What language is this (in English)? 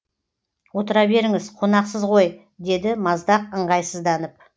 Kazakh